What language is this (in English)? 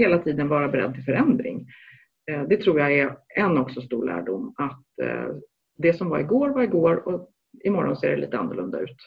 Swedish